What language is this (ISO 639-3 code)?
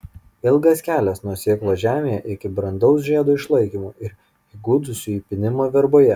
lit